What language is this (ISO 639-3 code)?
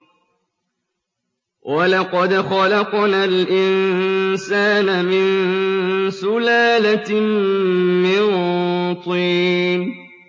ara